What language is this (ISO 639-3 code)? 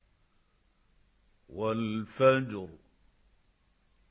ara